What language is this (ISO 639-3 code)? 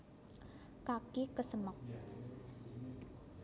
jav